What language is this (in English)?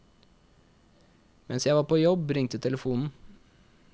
Norwegian